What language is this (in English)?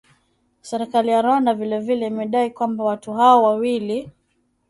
Swahili